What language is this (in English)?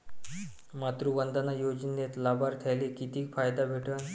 Marathi